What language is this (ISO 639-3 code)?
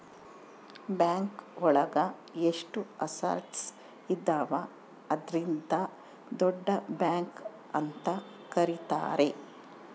kan